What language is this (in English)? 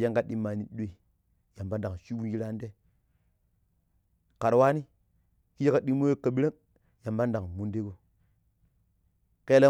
Pero